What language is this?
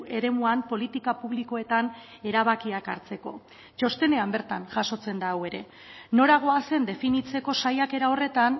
Basque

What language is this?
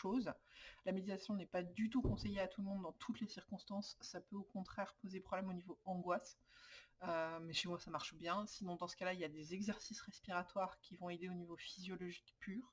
French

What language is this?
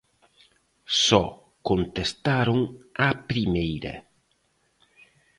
Galician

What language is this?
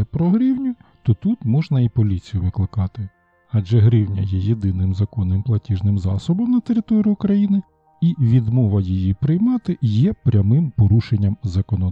Ukrainian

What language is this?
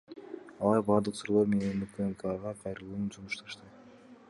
Kyrgyz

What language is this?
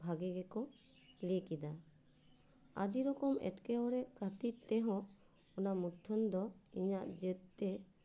Santali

